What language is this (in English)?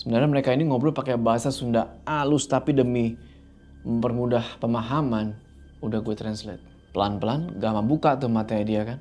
Indonesian